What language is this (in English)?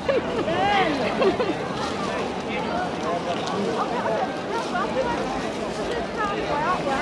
Indonesian